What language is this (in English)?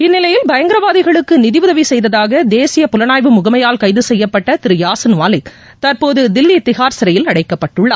Tamil